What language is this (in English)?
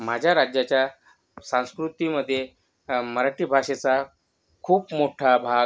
Marathi